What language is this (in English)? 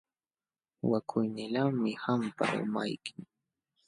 Jauja Wanca Quechua